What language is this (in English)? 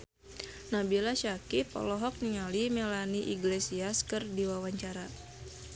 Sundanese